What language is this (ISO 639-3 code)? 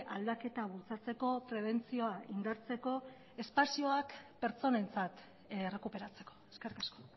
eus